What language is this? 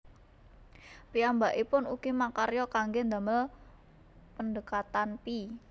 Javanese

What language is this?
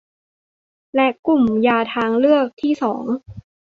Thai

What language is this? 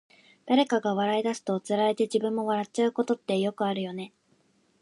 Japanese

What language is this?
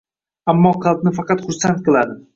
Uzbek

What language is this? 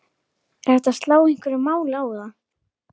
Icelandic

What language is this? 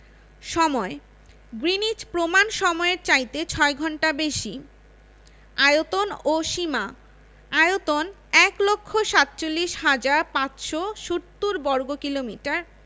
Bangla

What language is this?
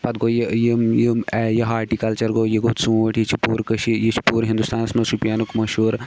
Kashmiri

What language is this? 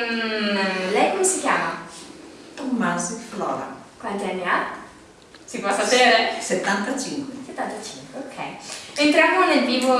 Italian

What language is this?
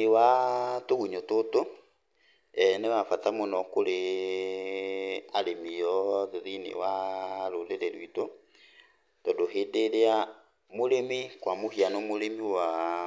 Kikuyu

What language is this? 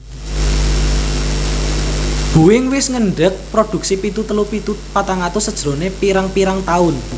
Javanese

